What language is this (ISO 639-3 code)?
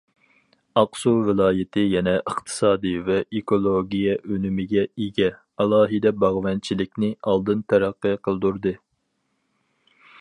uig